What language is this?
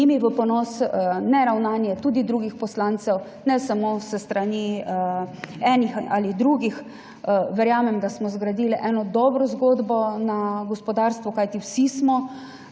Slovenian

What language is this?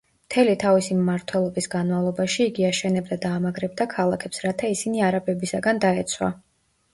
Georgian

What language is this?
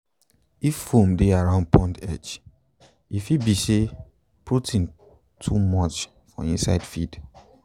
Nigerian Pidgin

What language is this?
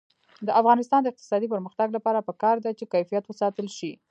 Pashto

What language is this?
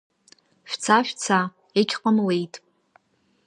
Abkhazian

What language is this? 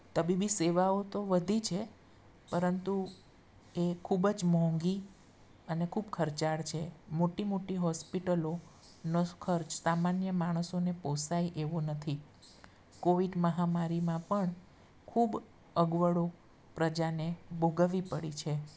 Gujarati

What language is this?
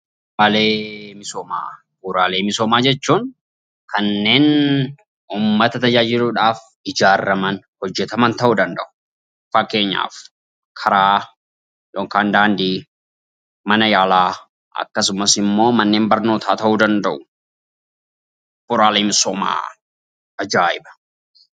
Oromo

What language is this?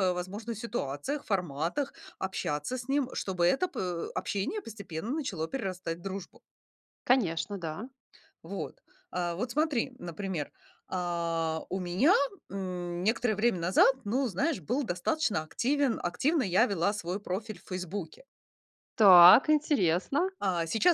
Russian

